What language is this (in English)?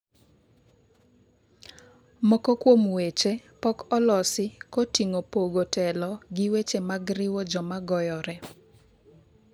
Luo (Kenya and Tanzania)